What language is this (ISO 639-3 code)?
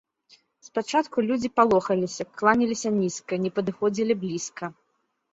bel